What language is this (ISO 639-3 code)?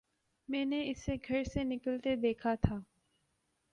urd